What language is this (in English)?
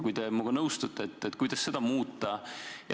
Estonian